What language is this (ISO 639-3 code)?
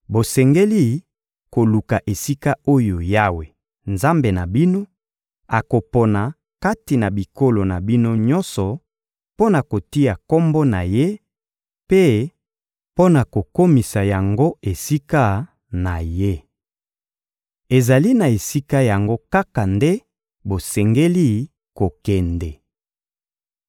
lin